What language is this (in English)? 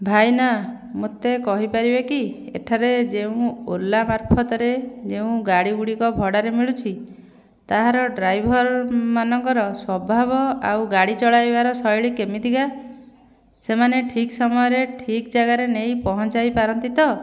Odia